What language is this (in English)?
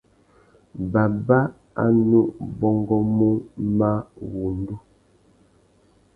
Tuki